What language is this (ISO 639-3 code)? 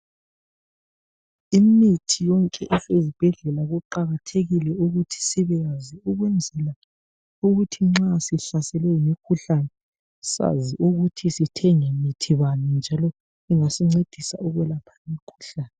nde